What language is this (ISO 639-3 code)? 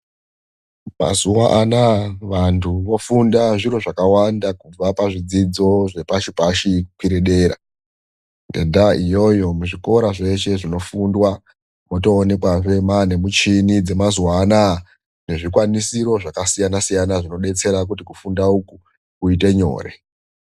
ndc